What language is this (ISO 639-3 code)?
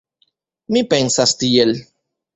epo